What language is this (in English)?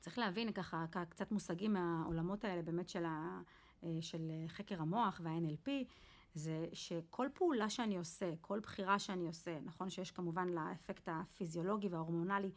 Hebrew